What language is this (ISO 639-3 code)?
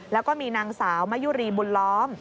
tha